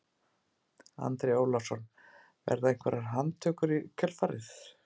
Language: Icelandic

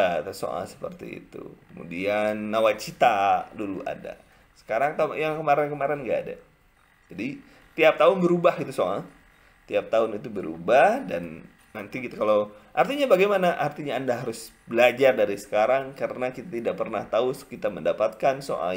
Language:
Indonesian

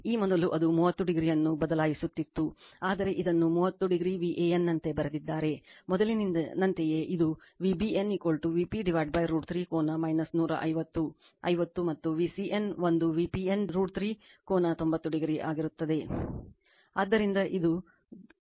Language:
Kannada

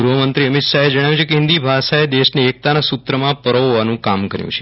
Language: Gujarati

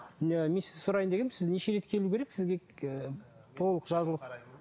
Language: Kazakh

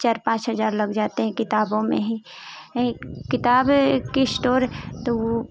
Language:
Hindi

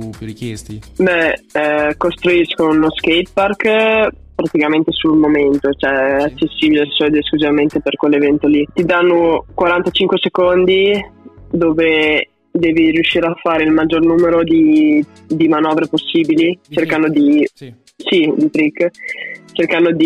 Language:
Italian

